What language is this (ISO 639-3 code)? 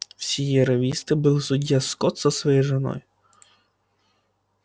rus